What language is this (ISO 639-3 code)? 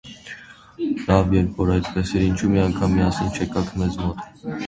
hye